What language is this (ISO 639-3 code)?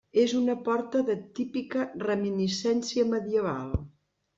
cat